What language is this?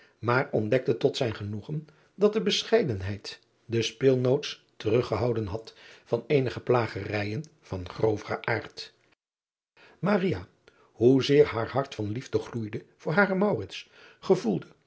Dutch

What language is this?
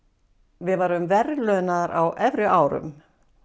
Icelandic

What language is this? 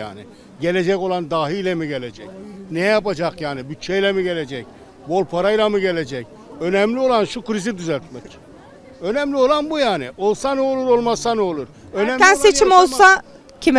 Turkish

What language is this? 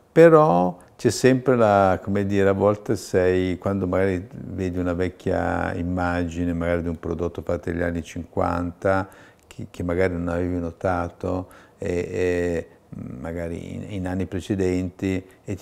Italian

